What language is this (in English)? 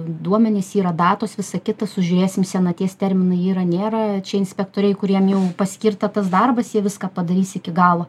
Lithuanian